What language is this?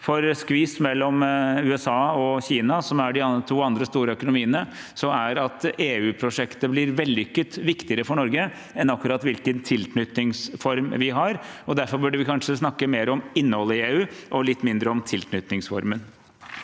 Norwegian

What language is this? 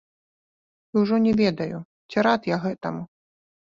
Belarusian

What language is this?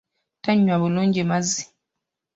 Ganda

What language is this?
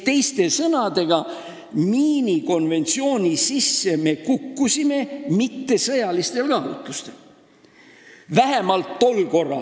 Estonian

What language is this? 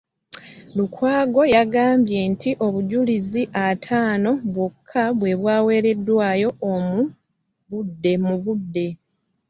Ganda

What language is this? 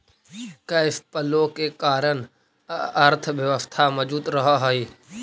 Magahi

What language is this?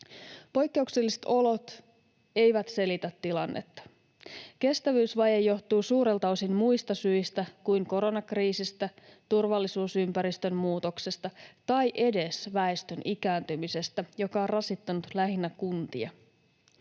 Finnish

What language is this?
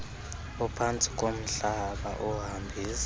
Xhosa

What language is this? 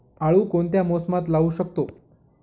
Marathi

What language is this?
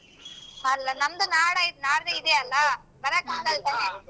Kannada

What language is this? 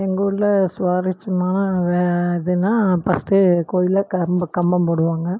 Tamil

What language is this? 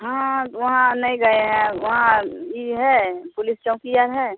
Urdu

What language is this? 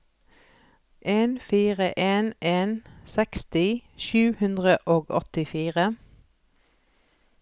Norwegian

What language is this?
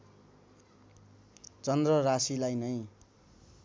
Nepali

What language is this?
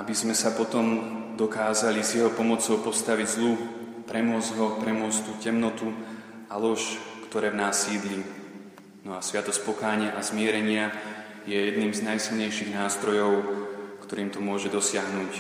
Slovak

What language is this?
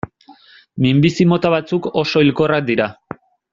Basque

